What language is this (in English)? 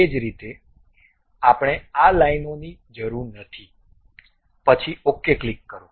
Gujarati